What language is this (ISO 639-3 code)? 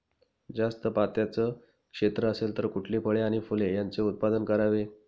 mar